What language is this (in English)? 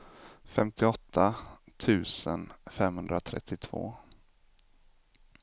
Swedish